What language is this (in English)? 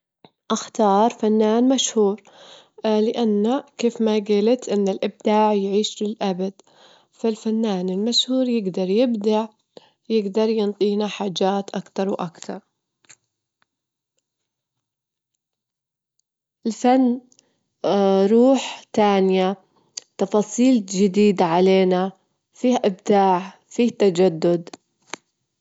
Gulf Arabic